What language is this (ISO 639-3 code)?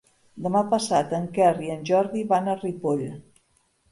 cat